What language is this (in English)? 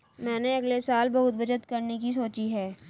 Hindi